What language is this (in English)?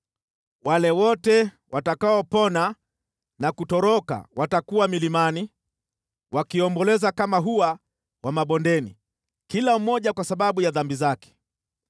Swahili